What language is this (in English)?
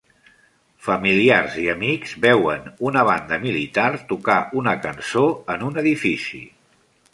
Catalan